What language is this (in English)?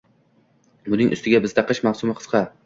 Uzbek